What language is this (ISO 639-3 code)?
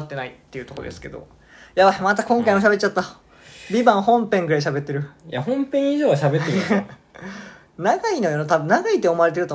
jpn